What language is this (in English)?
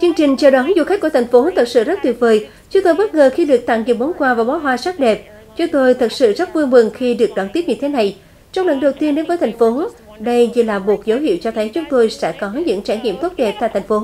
Vietnamese